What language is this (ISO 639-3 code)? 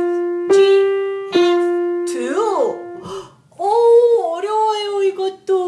kor